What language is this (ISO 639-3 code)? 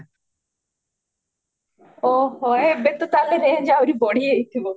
ori